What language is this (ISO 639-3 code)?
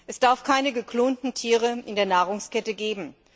deu